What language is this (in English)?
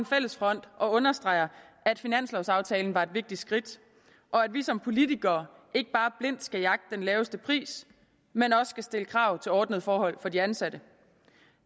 Danish